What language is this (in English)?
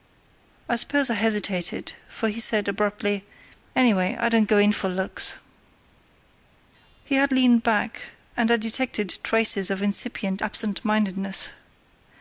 English